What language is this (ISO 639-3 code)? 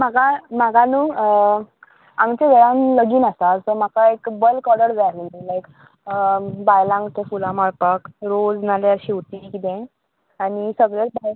kok